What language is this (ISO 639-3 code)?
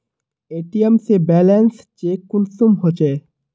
mag